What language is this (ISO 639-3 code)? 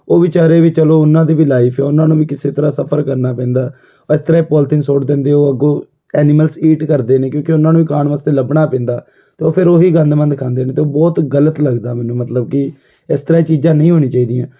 pan